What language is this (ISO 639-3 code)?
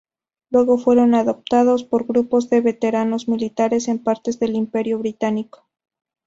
spa